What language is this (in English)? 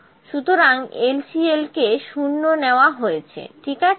Bangla